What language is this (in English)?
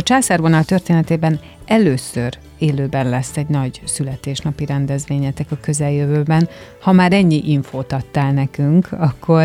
Hungarian